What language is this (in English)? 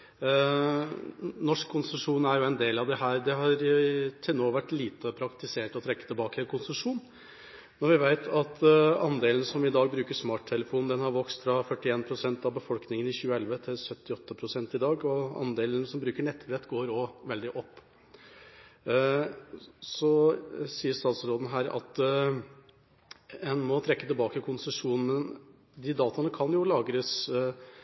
Norwegian Bokmål